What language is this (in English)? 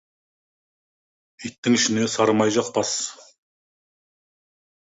Kazakh